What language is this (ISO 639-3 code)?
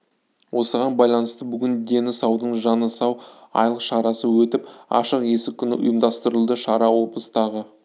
kaz